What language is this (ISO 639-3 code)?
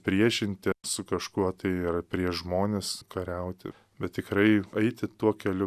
lit